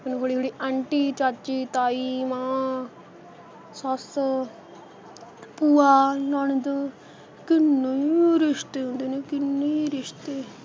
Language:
Punjabi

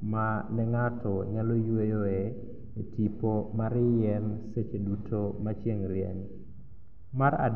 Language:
Luo (Kenya and Tanzania)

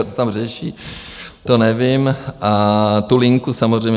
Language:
Czech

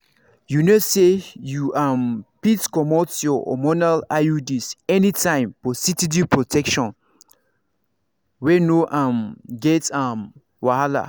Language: Nigerian Pidgin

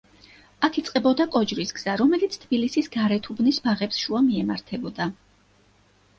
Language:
Georgian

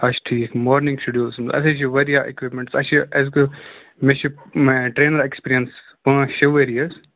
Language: Kashmiri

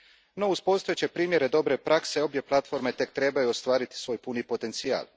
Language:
Croatian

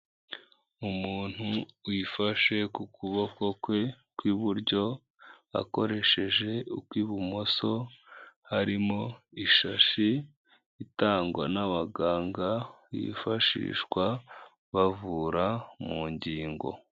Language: Kinyarwanda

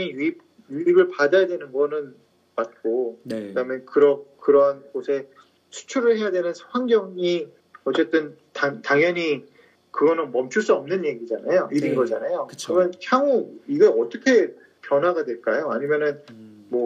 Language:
Korean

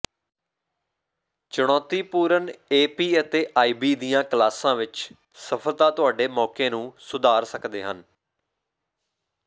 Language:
Punjabi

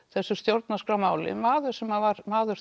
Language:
Icelandic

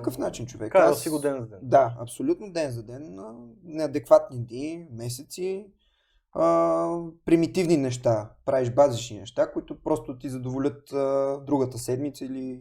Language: Bulgarian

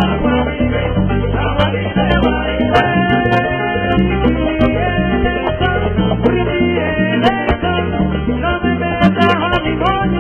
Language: Indonesian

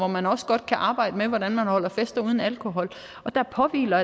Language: Danish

